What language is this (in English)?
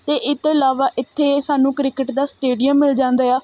Punjabi